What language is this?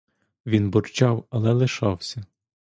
Ukrainian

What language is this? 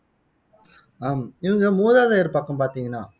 Tamil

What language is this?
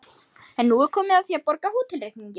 Icelandic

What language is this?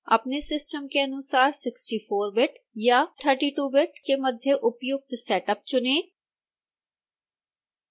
Hindi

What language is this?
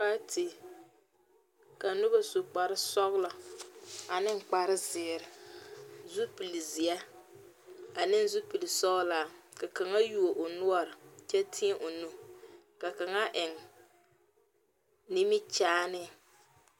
Southern Dagaare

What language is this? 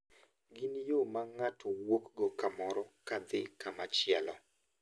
Luo (Kenya and Tanzania)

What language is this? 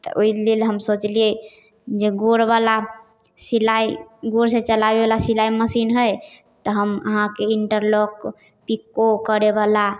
Maithili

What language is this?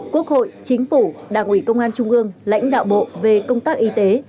Vietnamese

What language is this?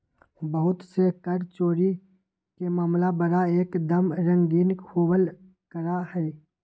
Magahi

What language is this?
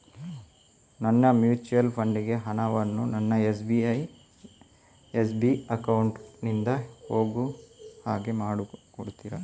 Kannada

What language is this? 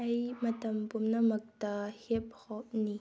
Manipuri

